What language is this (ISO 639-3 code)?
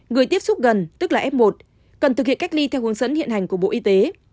vie